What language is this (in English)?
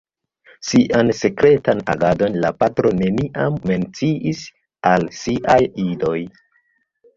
Esperanto